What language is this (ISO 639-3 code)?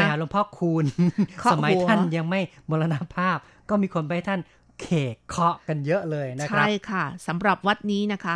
tha